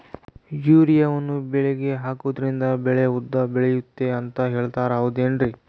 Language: Kannada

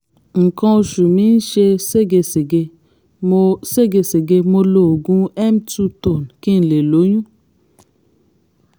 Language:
Yoruba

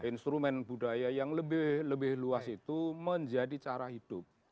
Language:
Indonesian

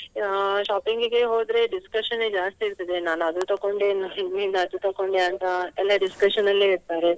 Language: Kannada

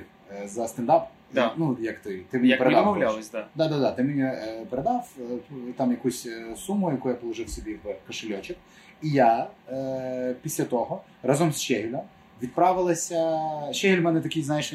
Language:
Ukrainian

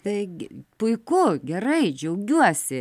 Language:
Lithuanian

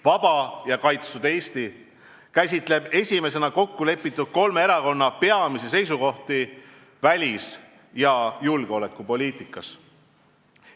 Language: Estonian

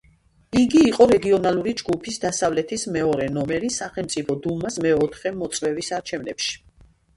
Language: Georgian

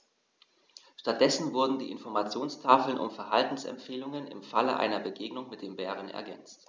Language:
German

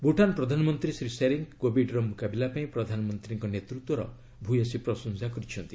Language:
Odia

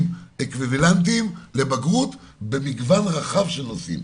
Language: Hebrew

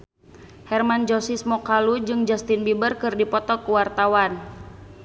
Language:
Sundanese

